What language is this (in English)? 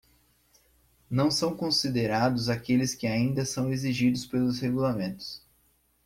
Portuguese